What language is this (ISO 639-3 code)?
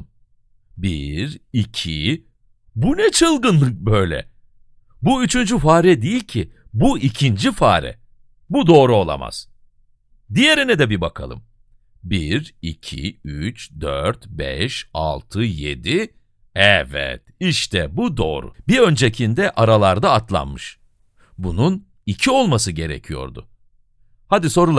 tur